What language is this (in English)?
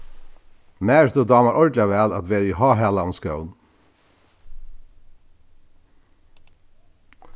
Faroese